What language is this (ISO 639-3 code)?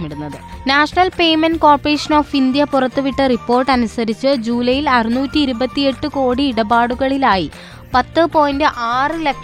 mal